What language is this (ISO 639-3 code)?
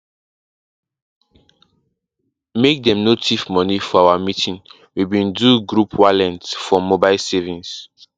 pcm